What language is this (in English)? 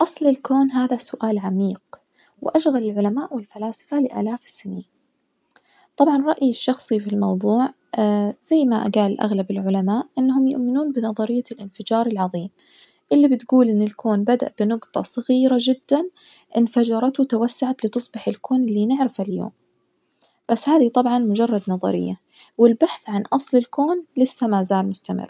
Najdi Arabic